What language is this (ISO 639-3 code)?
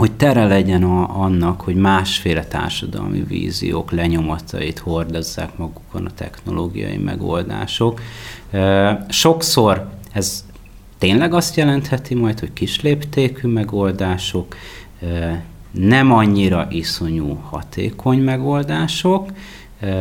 hun